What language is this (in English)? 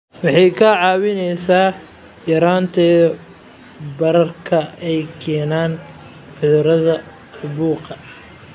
Somali